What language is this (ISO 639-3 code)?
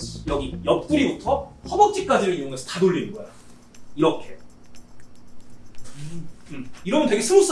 kor